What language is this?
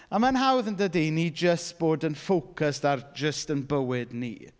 Welsh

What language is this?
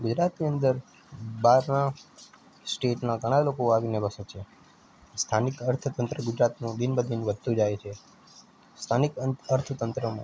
Gujarati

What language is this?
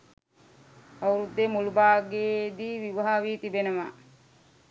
Sinhala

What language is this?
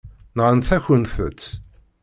Kabyle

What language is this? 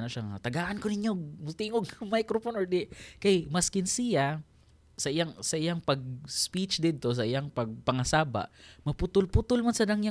Filipino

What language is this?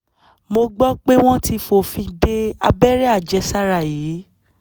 Yoruba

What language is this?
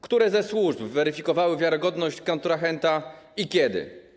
Polish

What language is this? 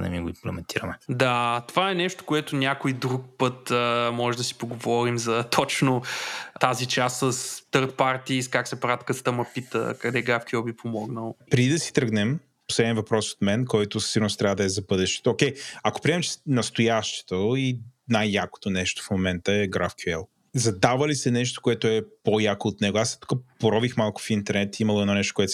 Bulgarian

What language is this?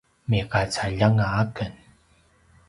Paiwan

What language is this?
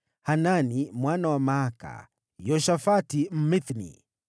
Swahili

